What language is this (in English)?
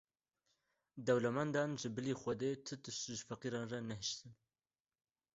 Kurdish